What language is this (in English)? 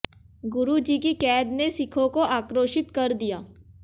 Hindi